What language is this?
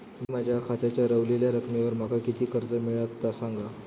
Marathi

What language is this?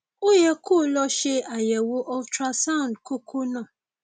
Yoruba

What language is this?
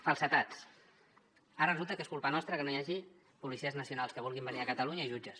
Catalan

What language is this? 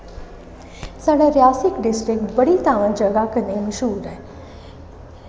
Dogri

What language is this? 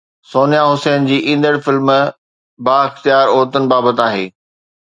Sindhi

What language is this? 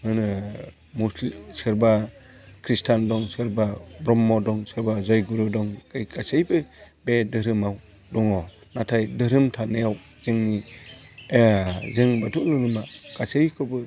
Bodo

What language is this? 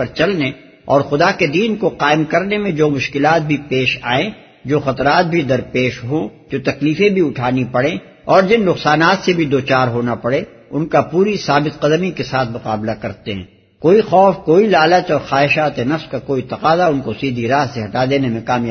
Urdu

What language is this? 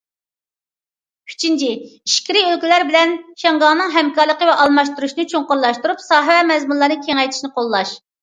Uyghur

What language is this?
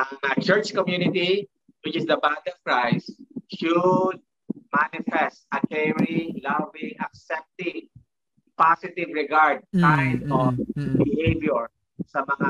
Filipino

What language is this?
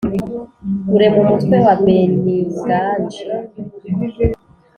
Kinyarwanda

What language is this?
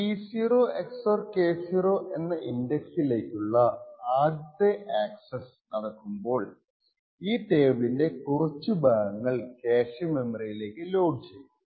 Malayalam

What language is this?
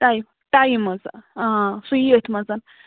Kashmiri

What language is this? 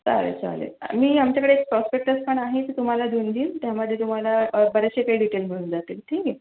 Marathi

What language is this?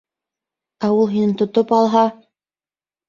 Bashkir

